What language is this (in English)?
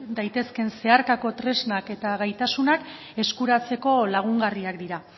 Basque